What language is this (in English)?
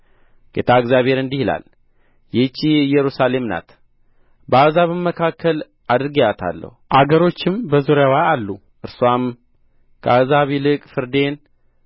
Amharic